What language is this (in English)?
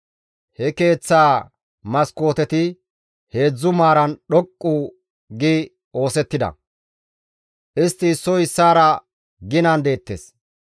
Gamo